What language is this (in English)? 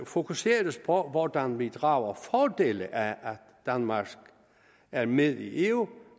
Danish